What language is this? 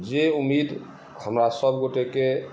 Maithili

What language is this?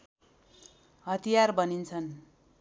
Nepali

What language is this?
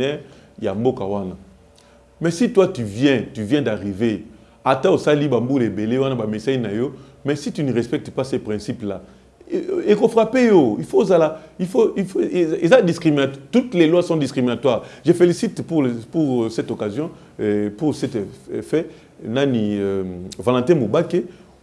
French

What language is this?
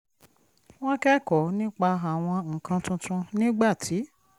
Yoruba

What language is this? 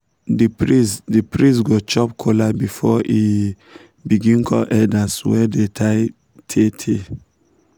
Nigerian Pidgin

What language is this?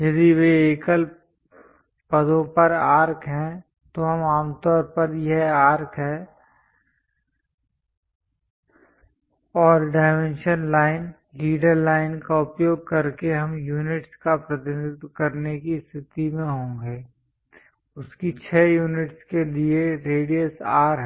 Hindi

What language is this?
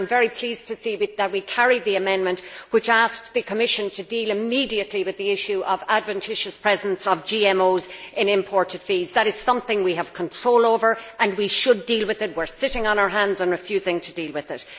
English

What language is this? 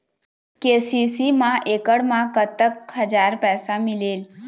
Chhattisgarhi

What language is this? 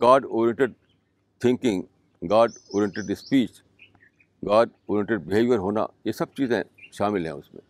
Urdu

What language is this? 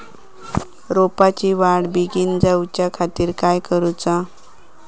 Marathi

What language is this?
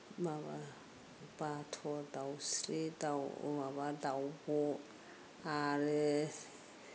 Bodo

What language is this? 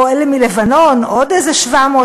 Hebrew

